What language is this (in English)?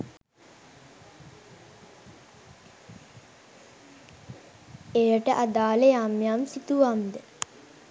Sinhala